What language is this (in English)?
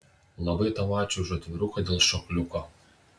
Lithuanian